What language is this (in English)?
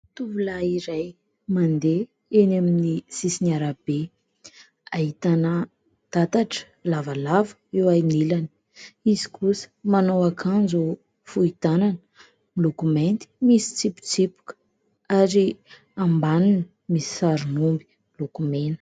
Malagasy